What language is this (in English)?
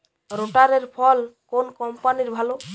Bangla